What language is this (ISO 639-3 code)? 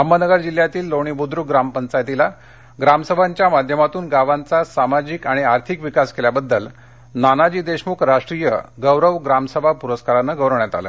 mar